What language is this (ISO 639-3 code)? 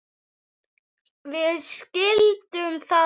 isl